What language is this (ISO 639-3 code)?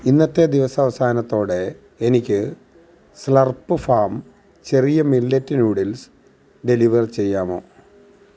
mal